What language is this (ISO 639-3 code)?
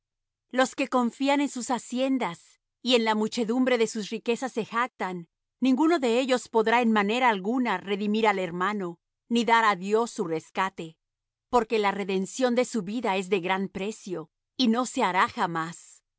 spa